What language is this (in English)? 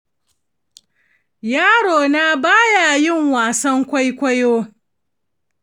Hausa